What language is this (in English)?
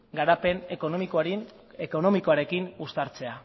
Basque